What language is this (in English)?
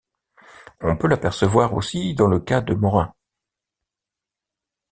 French